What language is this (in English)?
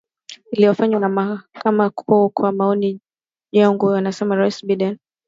Swahili